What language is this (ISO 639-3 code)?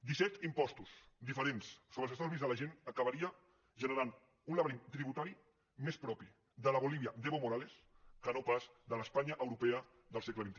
cat